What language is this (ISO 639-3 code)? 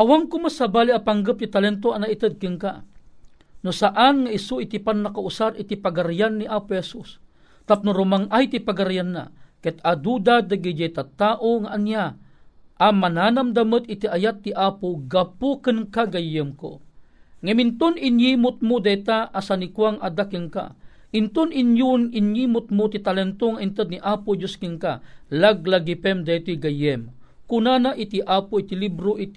fil